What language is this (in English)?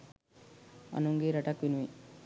Sinhala